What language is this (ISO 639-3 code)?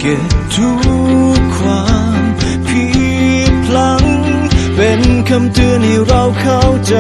tha